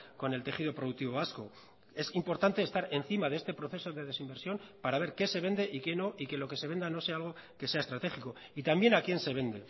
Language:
Spanish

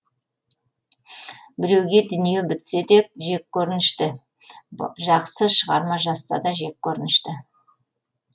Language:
Kazakh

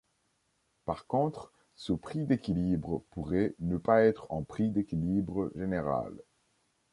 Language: French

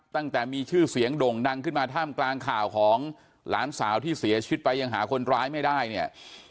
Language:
Thai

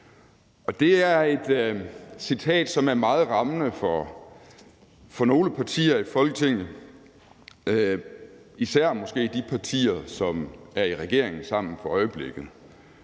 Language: Danish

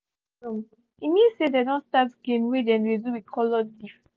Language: Nigerian Pidgin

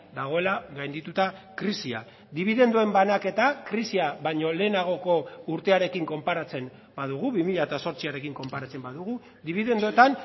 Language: Basque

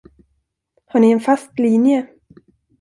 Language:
Swedish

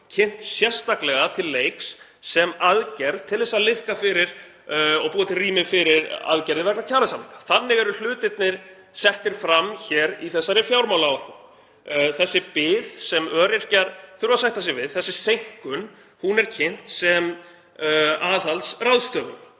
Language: Icelandic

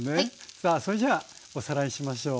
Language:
Japanese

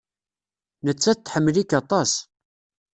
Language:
Kabyle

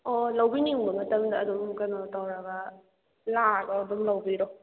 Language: Manipuri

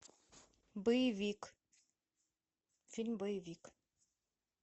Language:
Russian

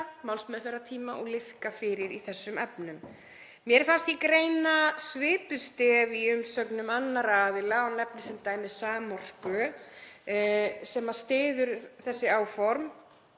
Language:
Icelandic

